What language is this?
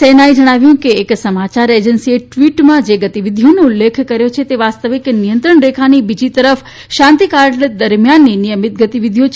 Gujarati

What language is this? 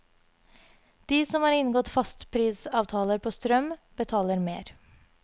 Norwegian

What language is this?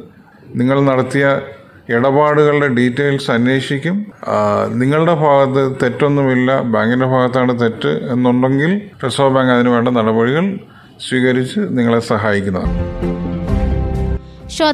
Malayalam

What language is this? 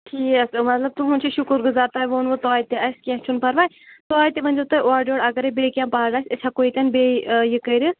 Kashmiri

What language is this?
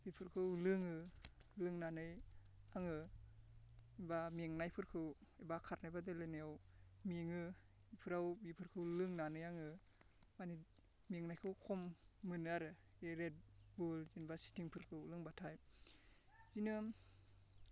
Bodo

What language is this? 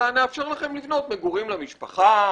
Hebrew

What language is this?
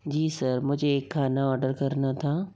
Hindi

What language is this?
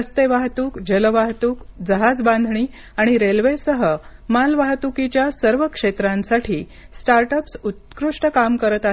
Marathi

